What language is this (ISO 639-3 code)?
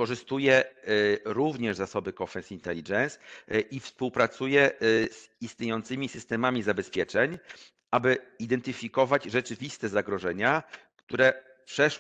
pol